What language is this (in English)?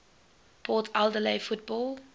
English